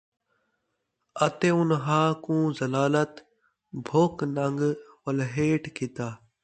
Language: Saraiki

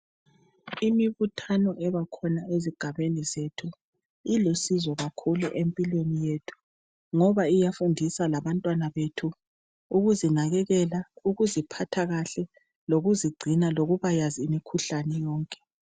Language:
North Ndebele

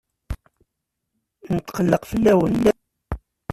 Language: Kabyle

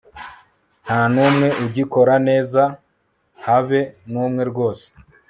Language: Kinyarwanda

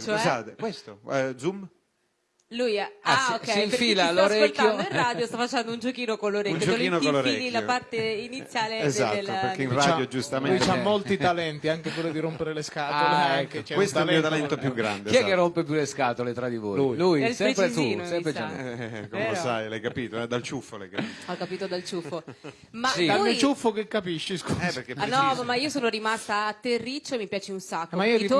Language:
Italian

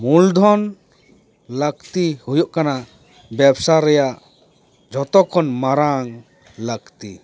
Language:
Santali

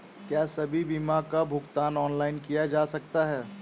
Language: Hindi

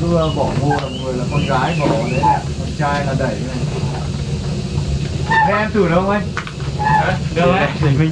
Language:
Vietnamese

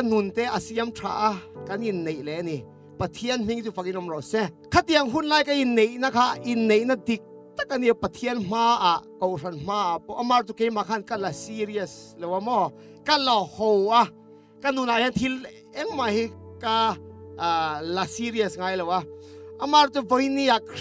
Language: Thai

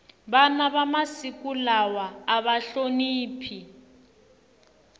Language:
Tsonga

